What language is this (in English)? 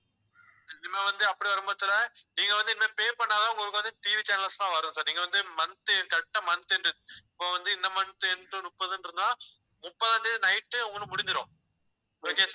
Tamil